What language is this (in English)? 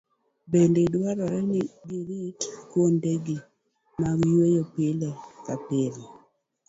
Luo (Kenya and Tanzania)